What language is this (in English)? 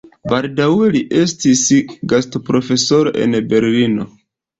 Esperanto